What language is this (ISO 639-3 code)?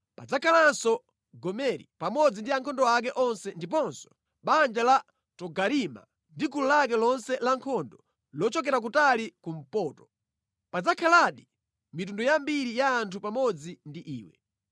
nya